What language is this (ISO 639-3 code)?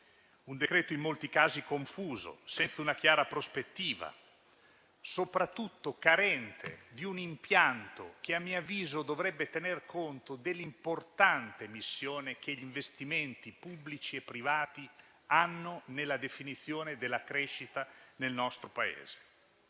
ita